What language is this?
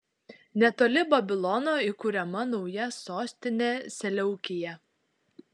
Lithuanian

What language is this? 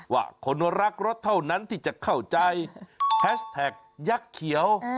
Thai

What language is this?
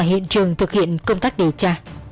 Vietnamese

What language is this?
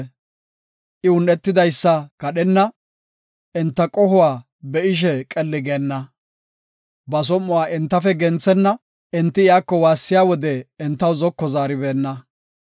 Gofa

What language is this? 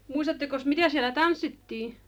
Finnish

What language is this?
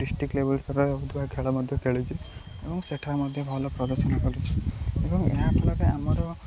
Odia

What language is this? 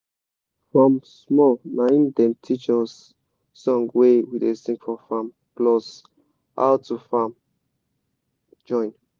Nigerian Pidgin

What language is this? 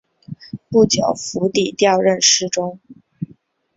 Chinese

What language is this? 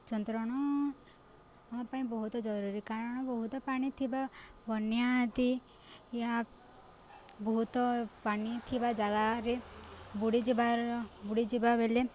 Odia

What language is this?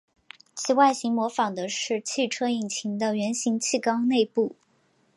Chinese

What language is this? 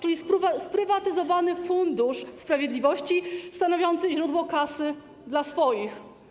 Polish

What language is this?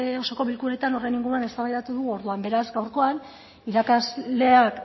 Basque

